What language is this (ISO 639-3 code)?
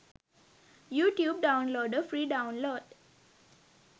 sin